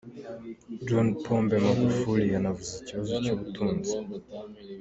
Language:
Kinyarwanda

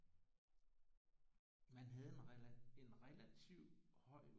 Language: Danish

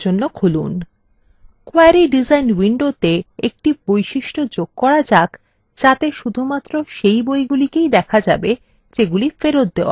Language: Bangla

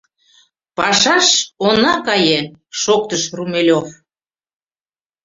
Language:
Mari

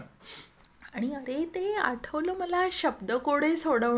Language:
Marathi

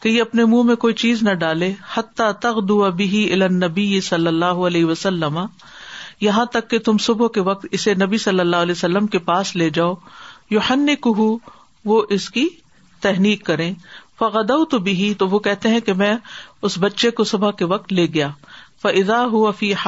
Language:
Urdu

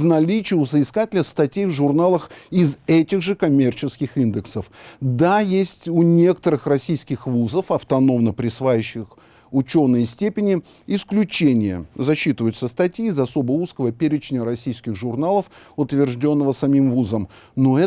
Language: Russian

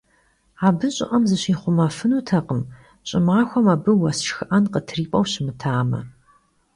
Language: Kabardian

